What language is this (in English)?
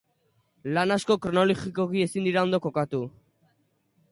Basque